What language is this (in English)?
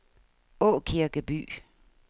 Danish